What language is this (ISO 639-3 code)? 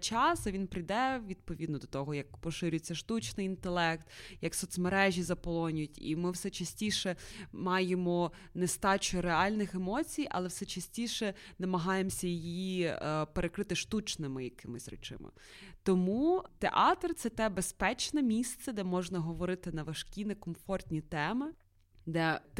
ukr